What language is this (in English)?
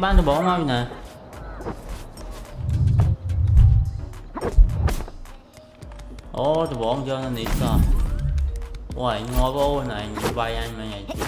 Vietnamese